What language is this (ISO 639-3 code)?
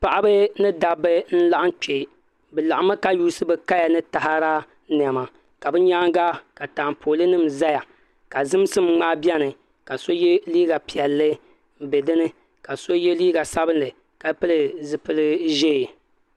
dag